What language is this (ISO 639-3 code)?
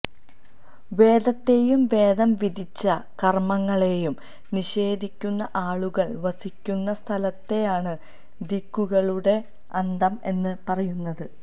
mal